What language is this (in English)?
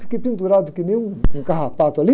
Portuguese